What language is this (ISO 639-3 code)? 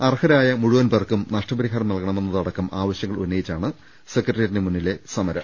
mal